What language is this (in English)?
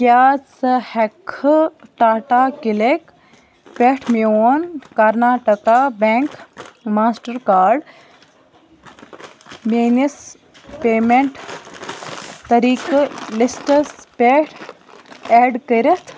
Kashmiri